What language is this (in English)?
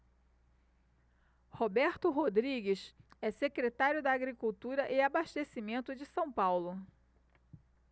Portuguese